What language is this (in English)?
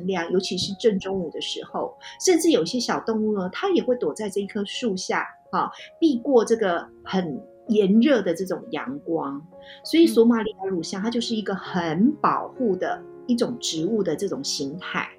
Chinese